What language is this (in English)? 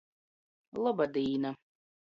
Latgalian